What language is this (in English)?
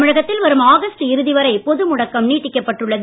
Tamil